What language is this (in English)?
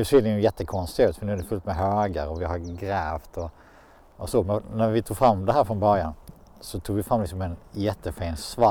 Swedish